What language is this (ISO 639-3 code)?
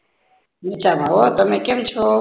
guj